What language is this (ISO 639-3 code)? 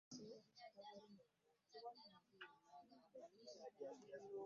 lug